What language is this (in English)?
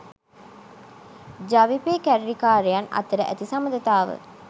Sinhala